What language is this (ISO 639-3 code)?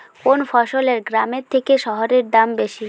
ben